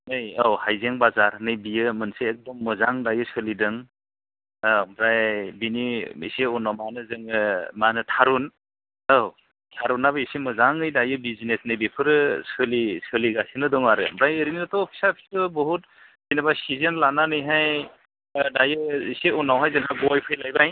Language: Bodo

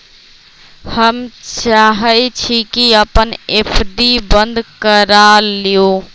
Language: Magahi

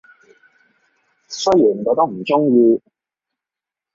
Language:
Cantonese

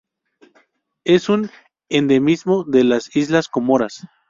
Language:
Spanish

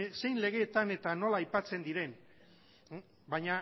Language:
Basque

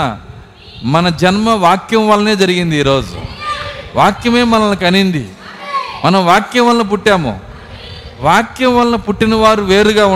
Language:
Telugu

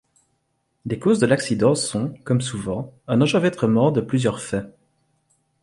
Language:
French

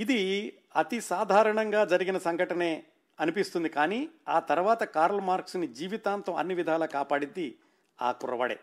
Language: Telugu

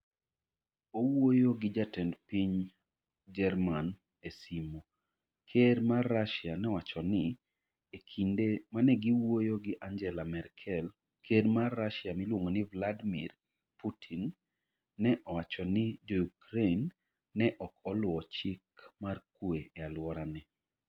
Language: Luo (Kenya and Tanzania)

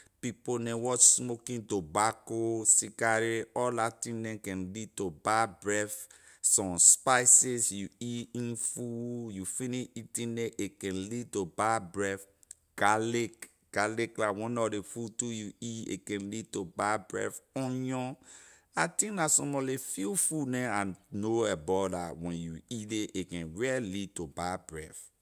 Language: Liberian English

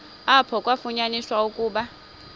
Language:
Xhosa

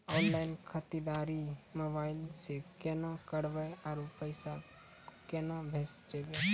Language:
Maithili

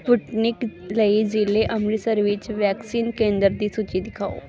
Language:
Punjabi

